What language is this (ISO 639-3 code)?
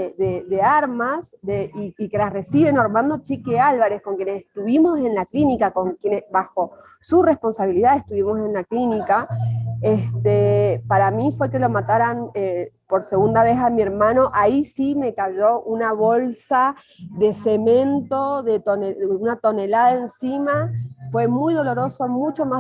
spa